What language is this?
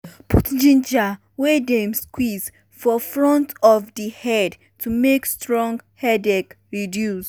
Nigerian Pidgin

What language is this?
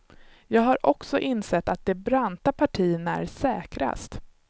Swedish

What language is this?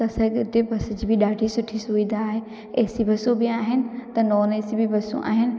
Sindhi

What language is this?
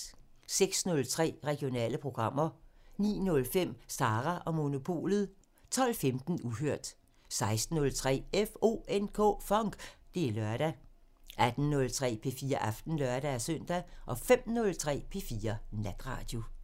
Danish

